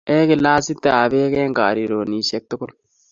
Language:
Kalenjin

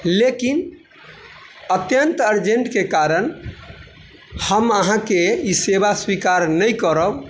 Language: Maithili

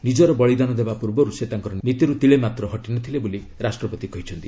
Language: Odia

